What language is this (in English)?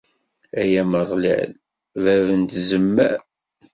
Kabyle